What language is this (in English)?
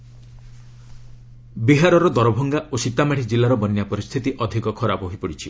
Odia